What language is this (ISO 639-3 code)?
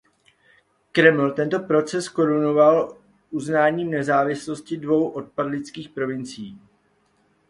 ces